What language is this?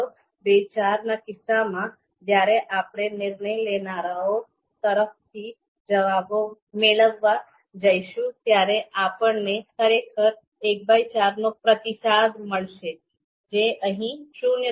Gujarati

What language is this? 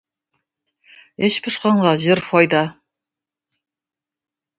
Tatar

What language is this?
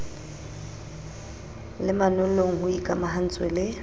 Southern Sotho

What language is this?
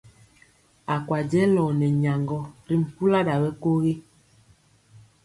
Mpiemo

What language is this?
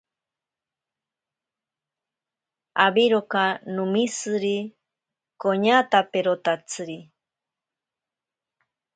Ashéninka Perené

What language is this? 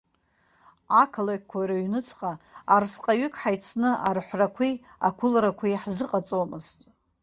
Abkhazian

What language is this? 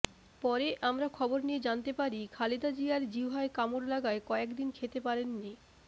Bangla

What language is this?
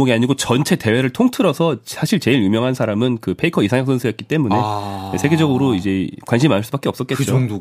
Korean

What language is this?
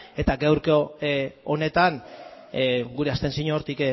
Basque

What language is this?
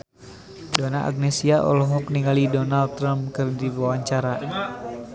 Sundanese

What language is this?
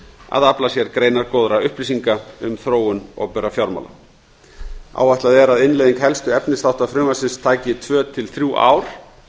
Icelandic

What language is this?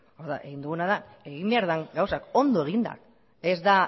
Basque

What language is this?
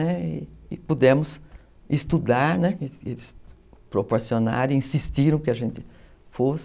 Portuguese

